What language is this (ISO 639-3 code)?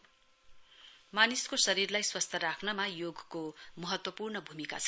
nep